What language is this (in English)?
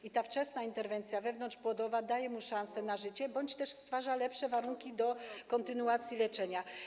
Polish